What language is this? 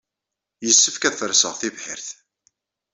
Kabyle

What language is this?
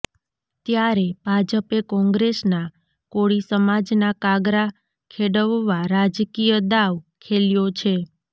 Gujarati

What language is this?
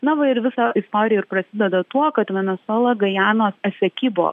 Lithuanian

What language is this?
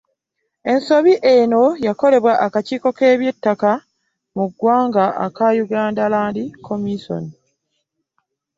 Ganda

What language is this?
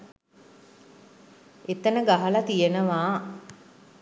Sinhala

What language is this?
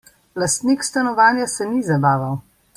Slovenian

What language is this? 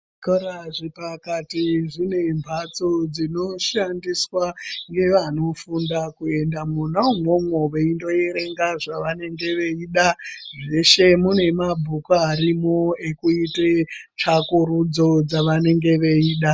Ndau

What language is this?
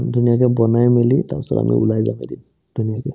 Assamese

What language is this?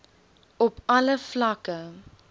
Afrikaans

